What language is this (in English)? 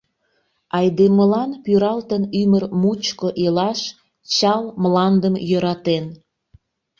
Mari